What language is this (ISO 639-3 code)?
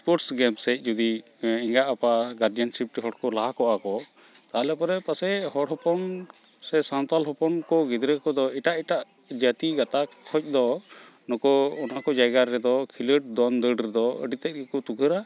sat